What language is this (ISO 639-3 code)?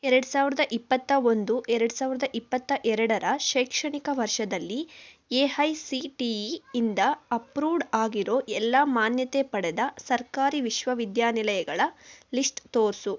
kan